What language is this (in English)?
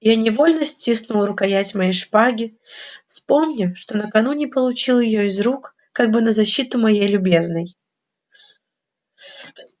Russian